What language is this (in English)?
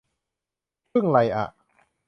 Thai